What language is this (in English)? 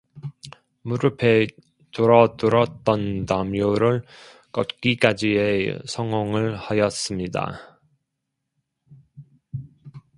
Korean